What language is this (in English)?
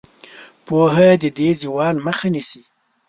Pashto